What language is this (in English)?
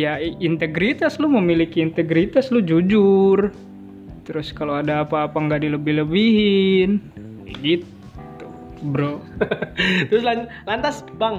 Indonesian